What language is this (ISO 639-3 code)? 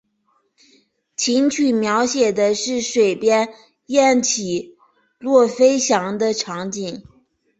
zho